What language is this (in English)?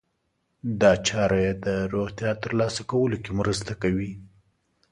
Pashto